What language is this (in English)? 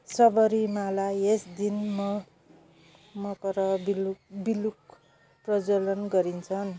Nepali